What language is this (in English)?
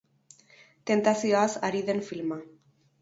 Basque